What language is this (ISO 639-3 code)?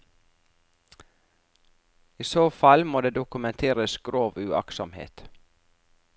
nor